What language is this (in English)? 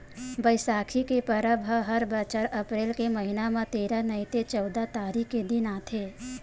Chhattisgarhi